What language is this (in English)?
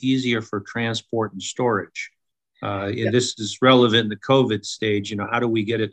English